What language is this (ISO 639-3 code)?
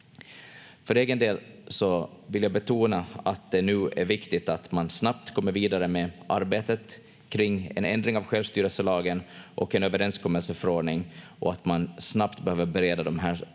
fin